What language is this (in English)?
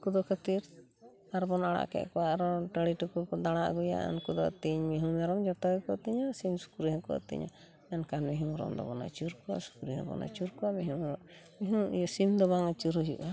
Santali